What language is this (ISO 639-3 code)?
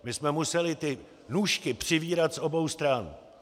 ces